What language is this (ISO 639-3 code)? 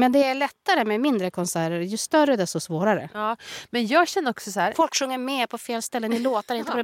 swe